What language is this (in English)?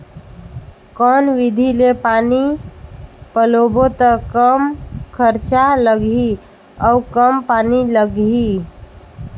Chhattisgarhi